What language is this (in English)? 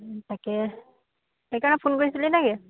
Assamese